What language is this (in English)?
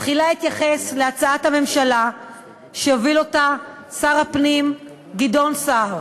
Hebrew